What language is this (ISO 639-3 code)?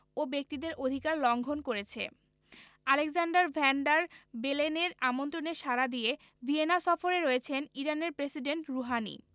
ben